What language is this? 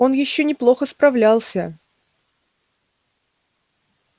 Russian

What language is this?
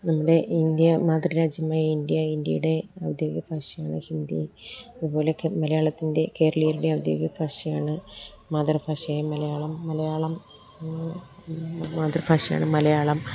Malayalam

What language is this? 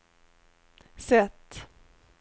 Swedish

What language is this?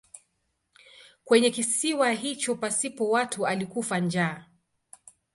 Swahili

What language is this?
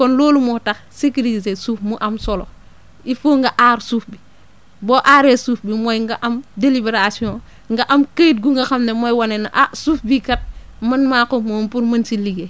Wolof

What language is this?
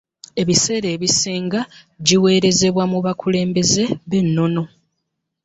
Ganda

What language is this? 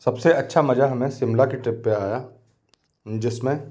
Hindi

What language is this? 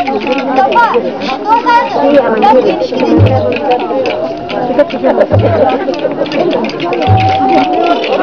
Bulgarian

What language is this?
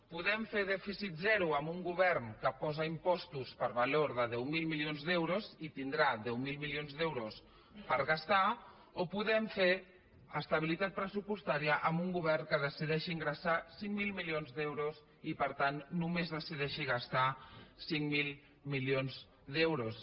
Catalan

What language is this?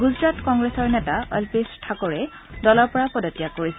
Assamese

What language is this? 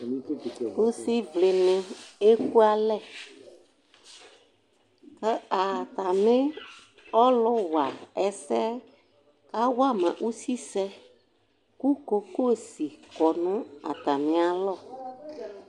Ikposo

